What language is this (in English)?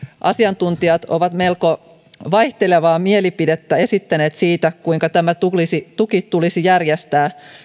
Finnish